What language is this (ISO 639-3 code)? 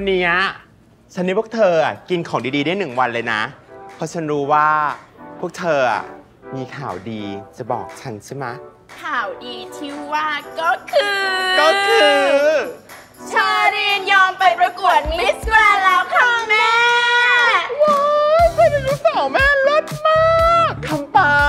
tha